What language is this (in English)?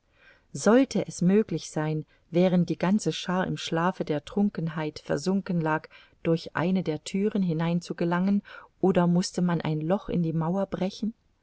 German